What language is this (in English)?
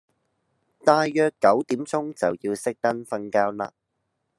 Cantonese